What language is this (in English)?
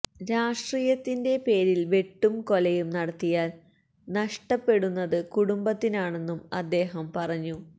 Malayalam